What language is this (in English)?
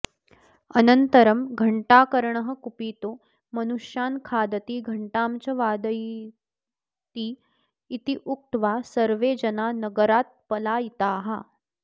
Sanskrit